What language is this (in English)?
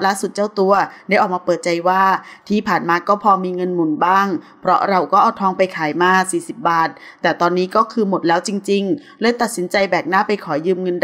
Thai